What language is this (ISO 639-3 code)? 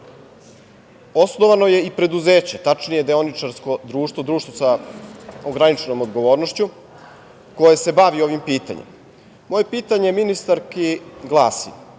srp